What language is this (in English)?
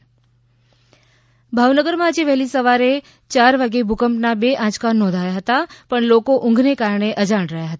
Gujarati